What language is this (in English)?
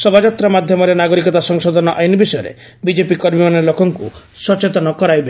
Odia